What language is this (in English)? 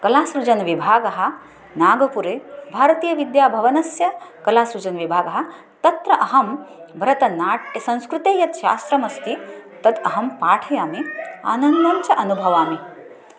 Sanskrit